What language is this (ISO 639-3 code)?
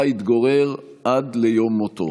heb